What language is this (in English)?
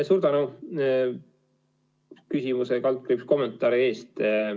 Estonian